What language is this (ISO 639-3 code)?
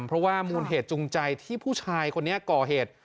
tha